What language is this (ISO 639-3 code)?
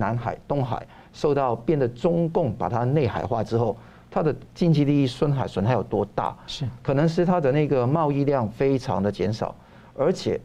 zho